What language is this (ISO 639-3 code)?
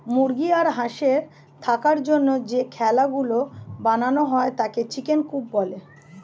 ben